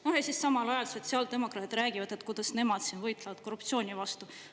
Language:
Estonian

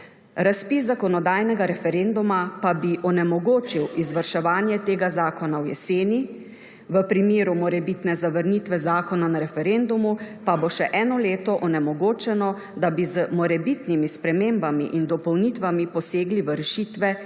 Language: Slovenian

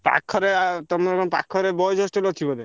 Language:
Odia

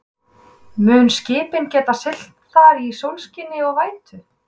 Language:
Icelandic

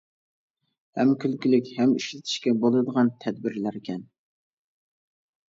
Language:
Uyghur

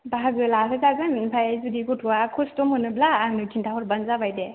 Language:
Bodo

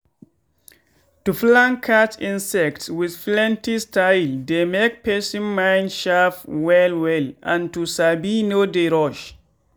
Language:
Nigerian Pidgin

